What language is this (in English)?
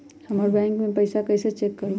Magahi